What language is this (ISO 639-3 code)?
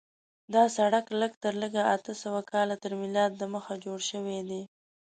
pus